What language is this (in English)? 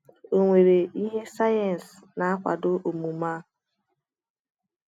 Igbo